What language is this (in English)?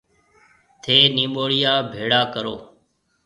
Marwari (Pakistan)